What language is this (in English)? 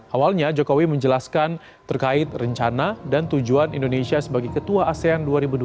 Indonesian